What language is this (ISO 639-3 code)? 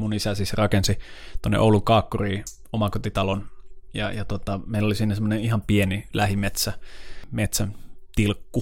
fin